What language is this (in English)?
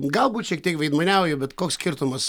Lithuanian